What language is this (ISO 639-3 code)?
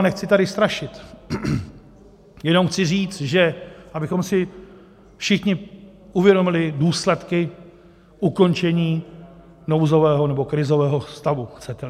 ces